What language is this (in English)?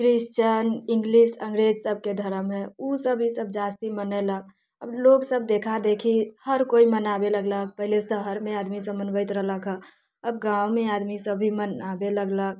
Maithili